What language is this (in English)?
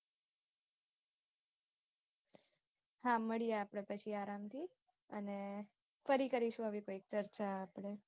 Gujarati